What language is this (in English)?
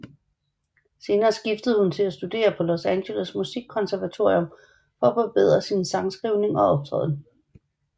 Danish